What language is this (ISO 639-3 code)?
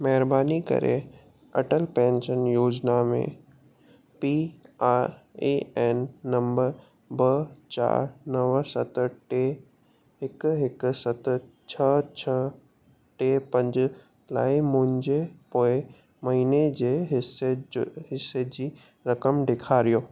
snd